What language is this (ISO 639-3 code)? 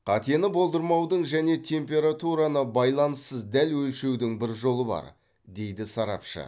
kaz